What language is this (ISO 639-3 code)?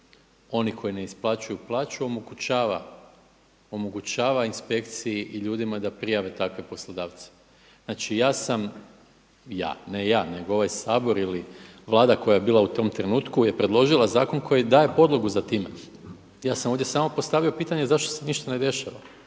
hrv